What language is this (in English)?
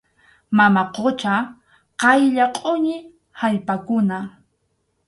Arequipa-La Unión Quechua